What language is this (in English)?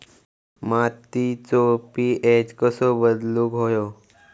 Marathi